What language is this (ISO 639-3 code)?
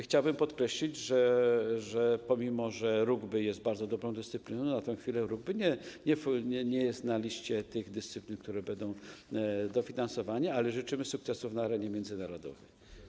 pol